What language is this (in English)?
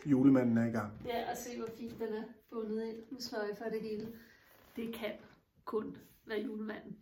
Danish